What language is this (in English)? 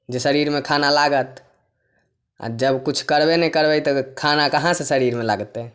Maithili